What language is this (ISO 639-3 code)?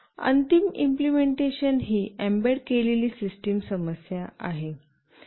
mar